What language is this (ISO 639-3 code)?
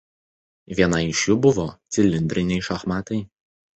lit